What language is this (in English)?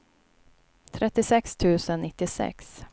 Swedish